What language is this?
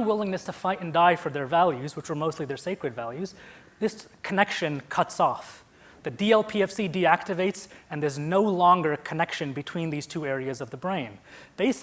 English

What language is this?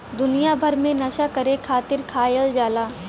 Bhojpuri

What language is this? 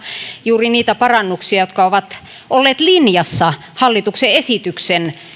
Finnish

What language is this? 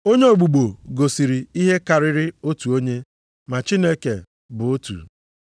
Igbo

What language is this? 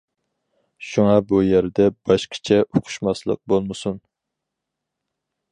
Uyghur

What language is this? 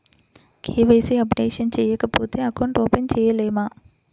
Telugu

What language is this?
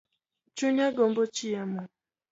Luo (Kenya and Tanzania)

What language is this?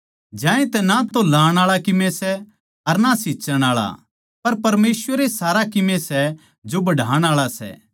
Haryanvi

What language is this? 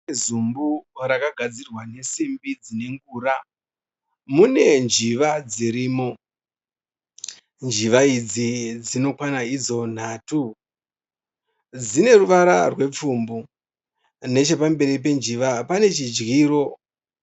Shona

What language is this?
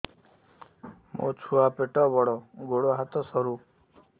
Odia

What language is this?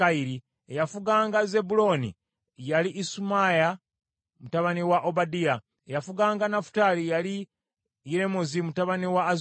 Ganda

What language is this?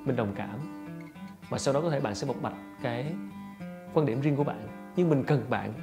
Vietnamese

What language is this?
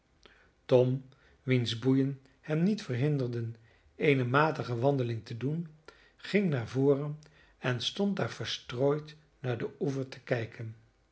Dutch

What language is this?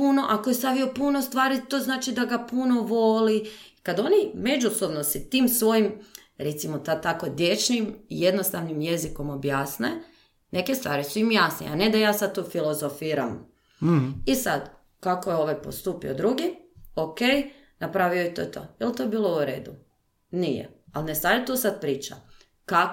Croatian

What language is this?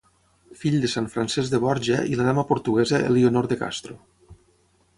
Catalan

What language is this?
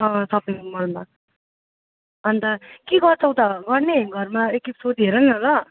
Nepali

